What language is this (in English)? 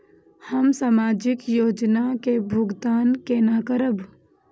Maithili